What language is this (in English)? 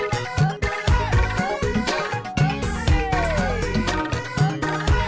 Indonesian